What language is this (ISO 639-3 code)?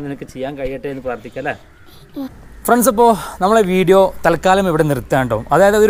mal